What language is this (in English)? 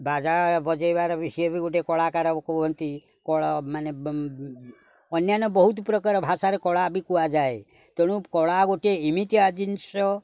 Odia